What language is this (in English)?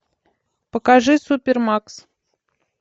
Russian